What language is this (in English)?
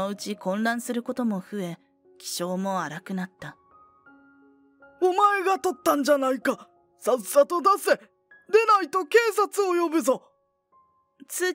Japanese